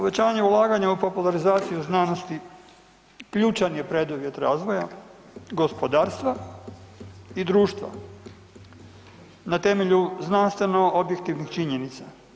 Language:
Croatian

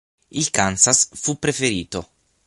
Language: Italian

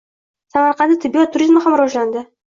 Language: Uzbek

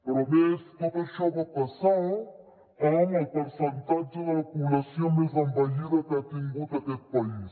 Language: Catalan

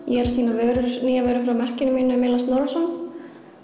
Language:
Icelandic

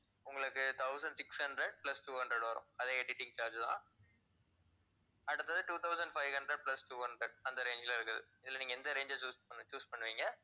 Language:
Tamil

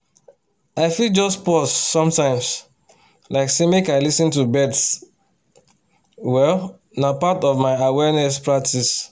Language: Nigerian Pidgin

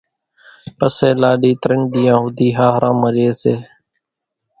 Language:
Kachi Koli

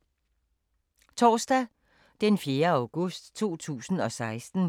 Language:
Danish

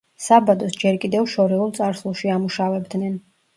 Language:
Georgian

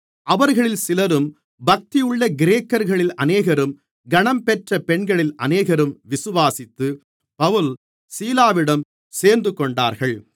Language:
Tamil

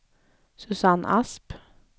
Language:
Swedish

